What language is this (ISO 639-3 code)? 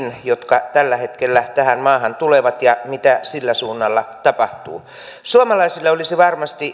fin